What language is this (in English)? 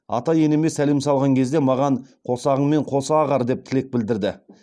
Kazakh